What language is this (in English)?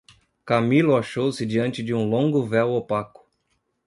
Portuguese